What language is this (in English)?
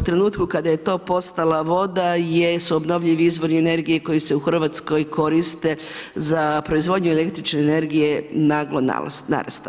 Croatian